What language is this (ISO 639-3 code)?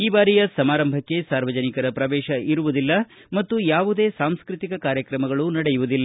kan